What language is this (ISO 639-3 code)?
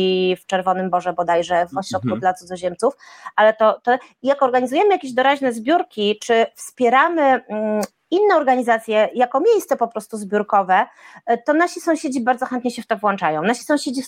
pol